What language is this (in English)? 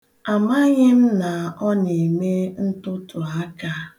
Igbo